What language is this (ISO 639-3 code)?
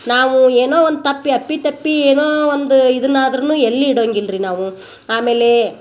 kan